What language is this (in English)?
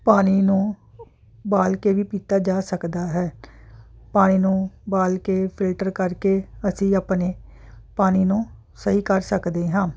Punjabi